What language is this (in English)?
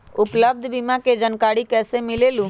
Magahi